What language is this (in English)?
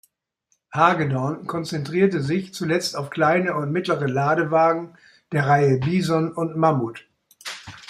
German